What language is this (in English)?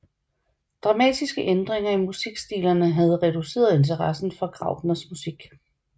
Danish